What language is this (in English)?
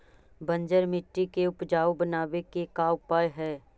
Magahi